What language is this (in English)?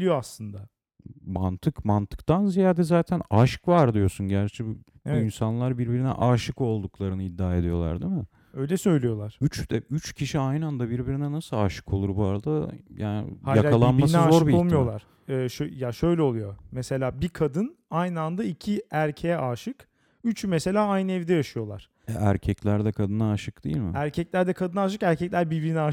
Turkish